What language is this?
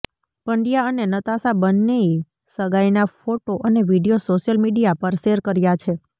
Gujarati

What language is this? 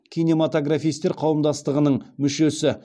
Kazakh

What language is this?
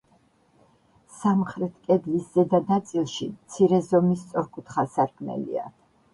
Georgian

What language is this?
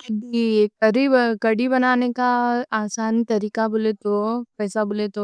Deccan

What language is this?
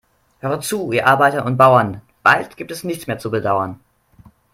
German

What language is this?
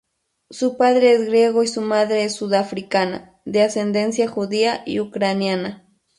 Spanish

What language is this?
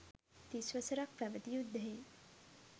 Sinhala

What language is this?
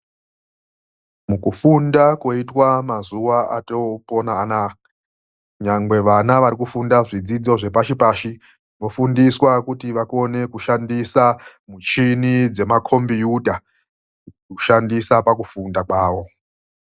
Ndau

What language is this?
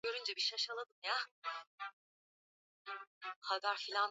Swahili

